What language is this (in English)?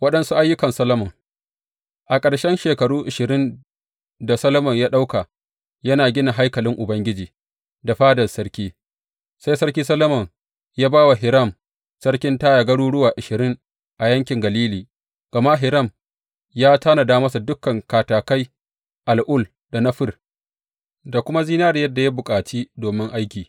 Hausa